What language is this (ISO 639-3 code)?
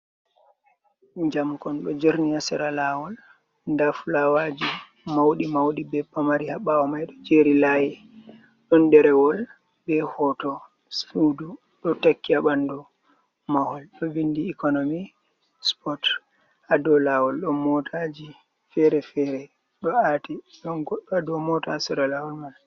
ful